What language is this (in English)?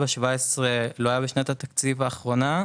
Hebrew